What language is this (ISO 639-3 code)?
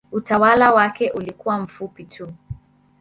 swa